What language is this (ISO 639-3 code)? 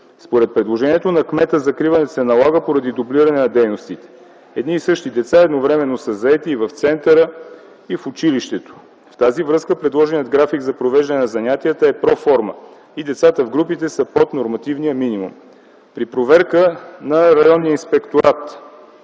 bul